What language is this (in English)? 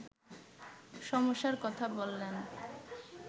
Bangla